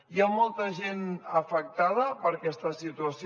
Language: Catalan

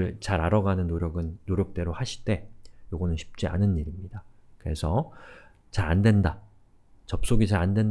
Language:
Korean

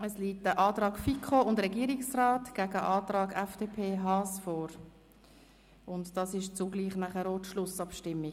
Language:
Swiss German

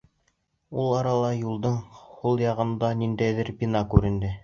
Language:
Bashkir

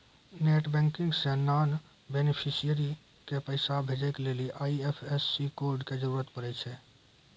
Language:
Maithili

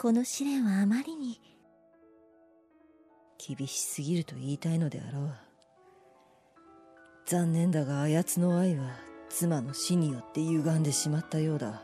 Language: Japanese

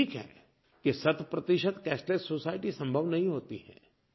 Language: Hindi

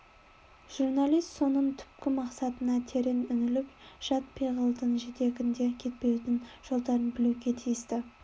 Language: Kazakh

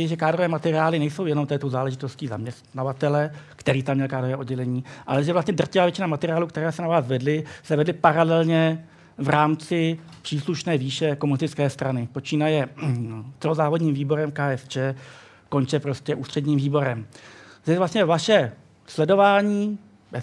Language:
Czech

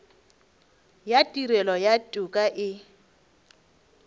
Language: Northern Sotho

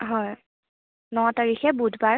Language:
Assamese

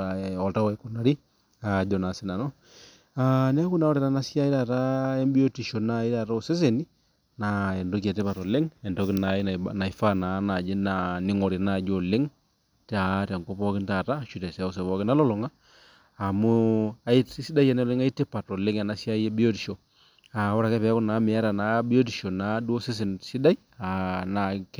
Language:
Masai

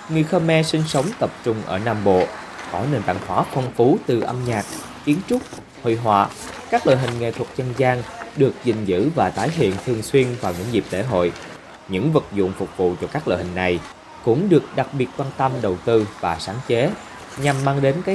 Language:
Vietnamese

